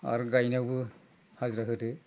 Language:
Bodo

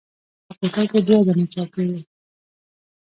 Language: Pashto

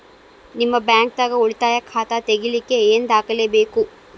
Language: Kannada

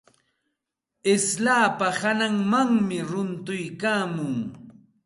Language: Santa Ana de Tusi Pasco Quechua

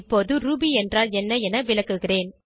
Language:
Tamil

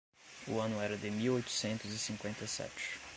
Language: Portuguese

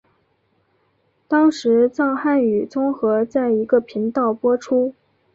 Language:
Chinese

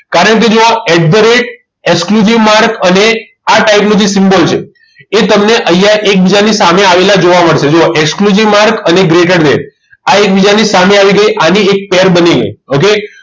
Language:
Gujarati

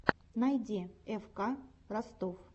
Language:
Russian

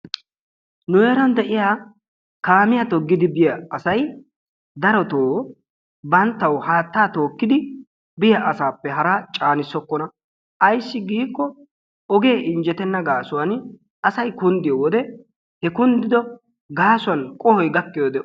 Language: Wolaytta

